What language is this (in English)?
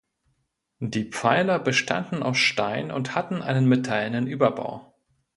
German